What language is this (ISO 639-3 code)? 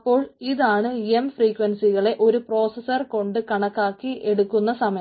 mal